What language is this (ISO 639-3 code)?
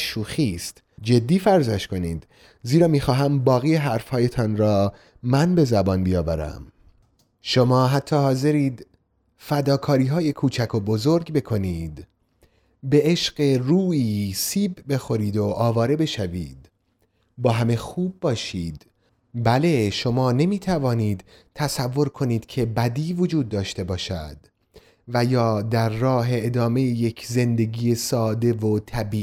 fas